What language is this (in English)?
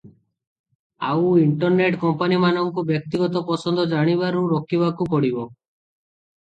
Odia